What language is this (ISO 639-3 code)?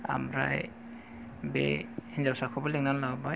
brx